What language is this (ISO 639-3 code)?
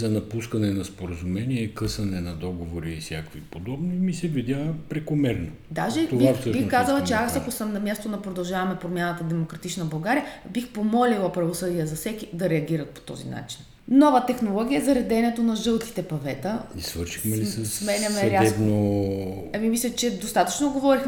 bul